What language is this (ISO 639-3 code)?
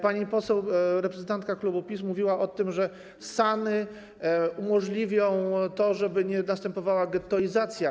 pol